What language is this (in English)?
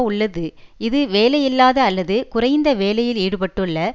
Tamil